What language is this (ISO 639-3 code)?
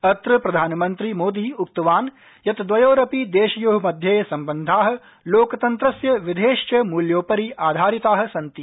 san